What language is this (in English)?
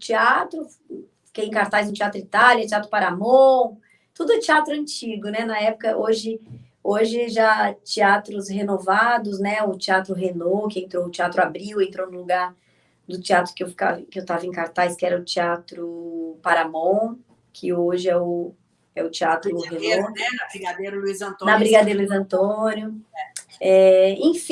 Portuguese